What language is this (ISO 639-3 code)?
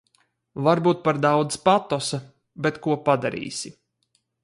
lav